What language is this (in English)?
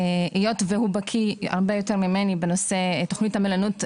Hebrew